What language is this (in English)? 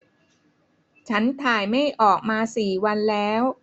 Thai